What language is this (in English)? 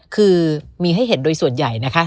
Thai